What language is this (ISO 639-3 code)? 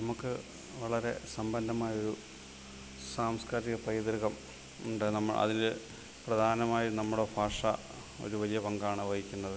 mal